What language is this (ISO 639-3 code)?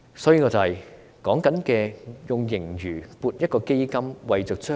yue